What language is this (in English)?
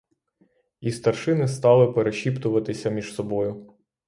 Ukrainian